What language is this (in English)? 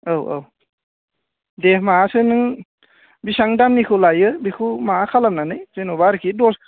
Bodo